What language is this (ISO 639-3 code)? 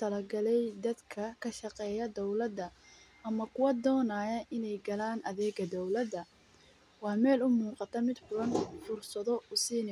som